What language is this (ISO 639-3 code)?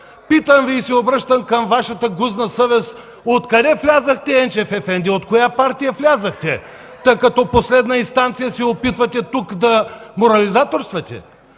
bul